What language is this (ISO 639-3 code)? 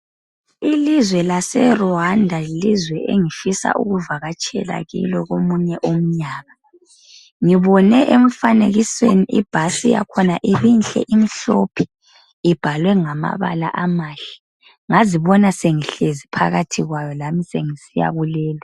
nde